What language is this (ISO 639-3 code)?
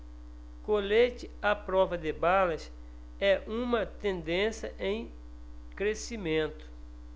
por